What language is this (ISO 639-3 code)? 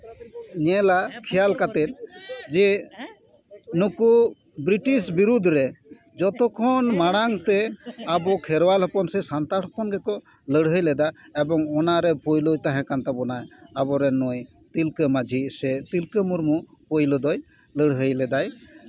sat